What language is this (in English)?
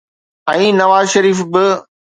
Sindhi